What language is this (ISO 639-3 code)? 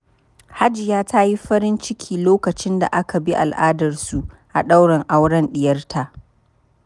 hau